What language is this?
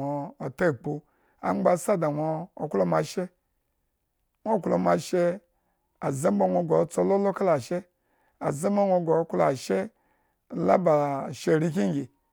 Eggon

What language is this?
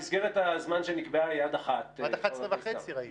Hebrew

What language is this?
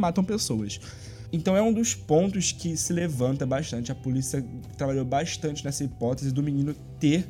Portuguese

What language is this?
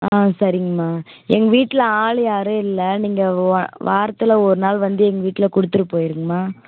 Tamil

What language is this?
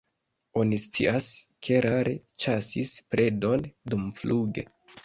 Esperanto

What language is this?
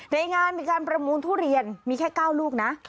Thai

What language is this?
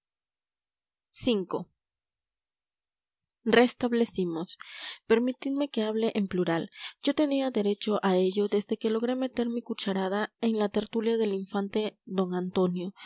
Spanish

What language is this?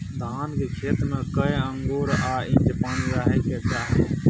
Maithili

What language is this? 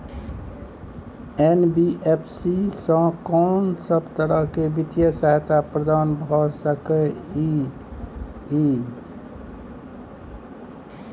Maithili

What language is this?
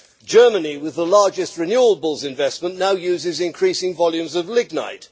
English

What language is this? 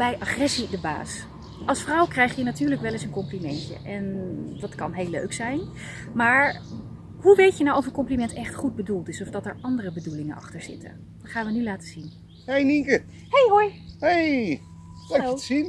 Dutch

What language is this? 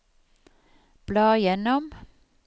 Norwegian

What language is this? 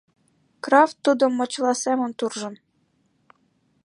Mari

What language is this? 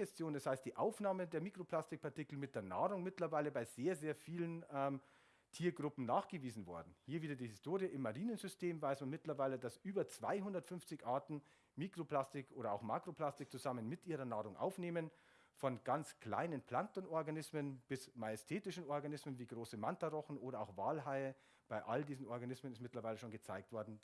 German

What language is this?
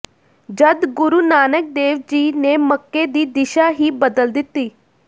Punjabi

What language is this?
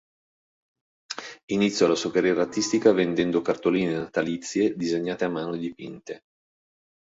Italian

